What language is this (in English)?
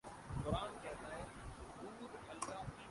Urdu